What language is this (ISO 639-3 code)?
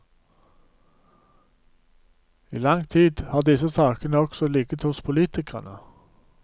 nor